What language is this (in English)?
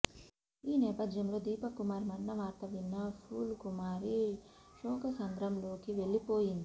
Telugu